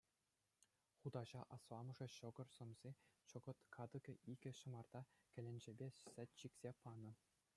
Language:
Chuvash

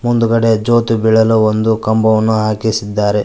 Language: Kannada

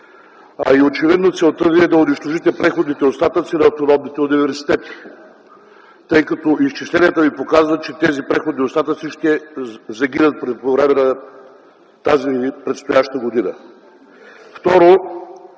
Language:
Bulgarian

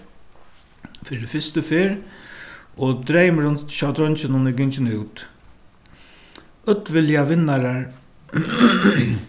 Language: Faroese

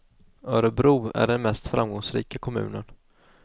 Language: Swedish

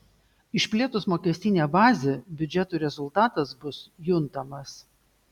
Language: Lithuanian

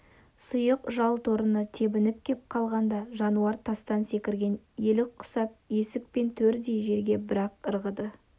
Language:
Kazakh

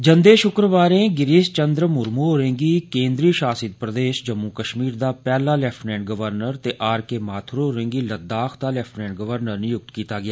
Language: Dogri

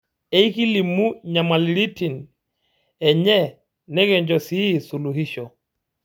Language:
Masai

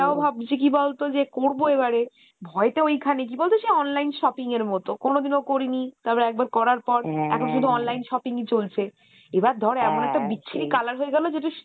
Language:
Bangla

